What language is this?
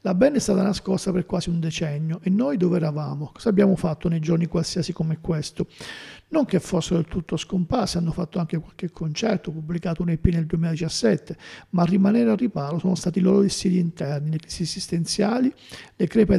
Italian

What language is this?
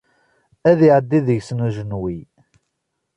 Kabyle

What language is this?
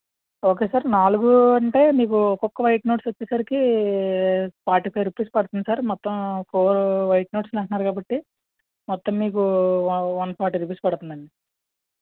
Telugu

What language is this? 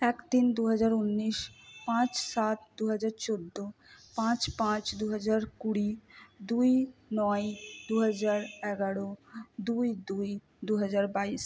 Bangla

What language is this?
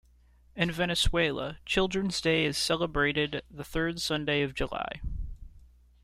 English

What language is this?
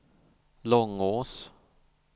Swedish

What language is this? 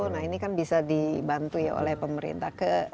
Indonesian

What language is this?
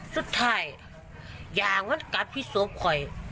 Thai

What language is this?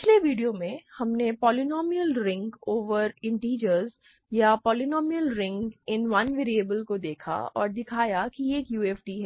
Hindi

